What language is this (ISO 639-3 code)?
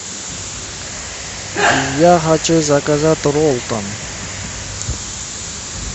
rus